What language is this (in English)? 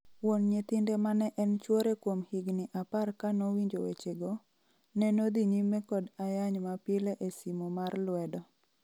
Luo (Kenya and Tanzania)